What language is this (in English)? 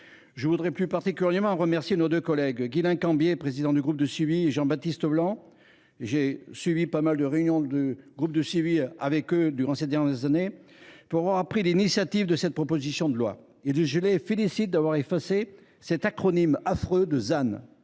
French